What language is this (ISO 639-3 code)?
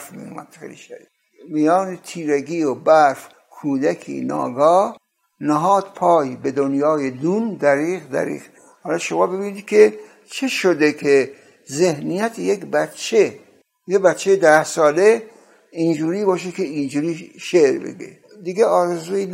fas